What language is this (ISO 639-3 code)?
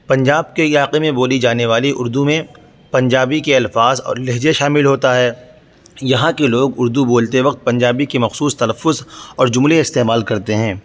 urd